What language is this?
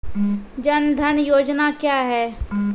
Maithili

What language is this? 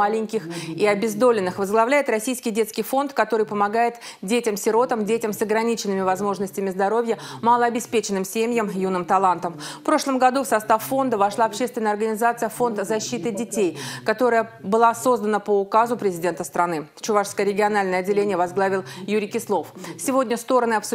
Russian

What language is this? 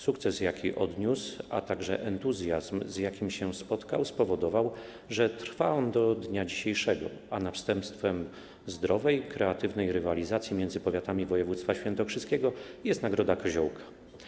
Polish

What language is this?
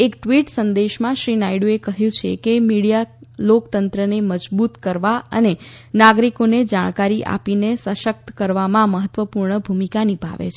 Gujarati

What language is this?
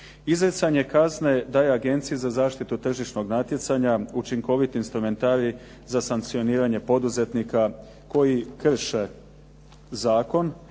Croatian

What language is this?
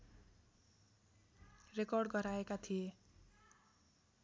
Nepali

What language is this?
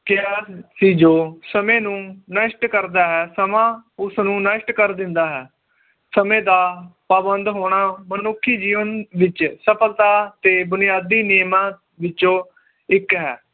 Punjabi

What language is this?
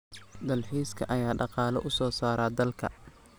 Somali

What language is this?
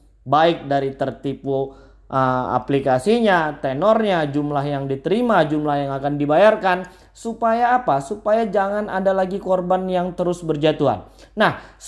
Indonesian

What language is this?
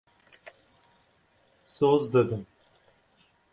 Kurdish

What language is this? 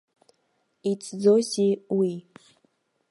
Abkhazian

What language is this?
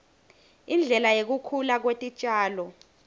Swati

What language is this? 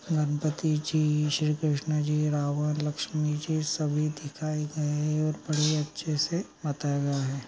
Magahi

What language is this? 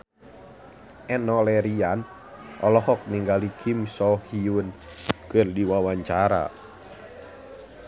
Sundanese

